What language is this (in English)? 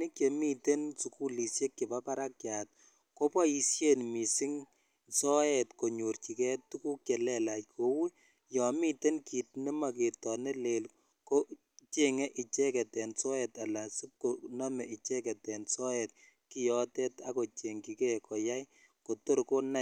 Kalenjin